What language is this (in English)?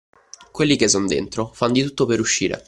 Italian